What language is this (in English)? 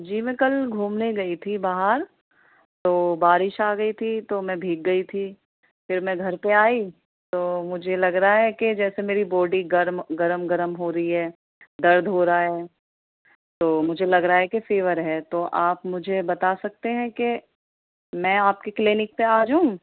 Urdu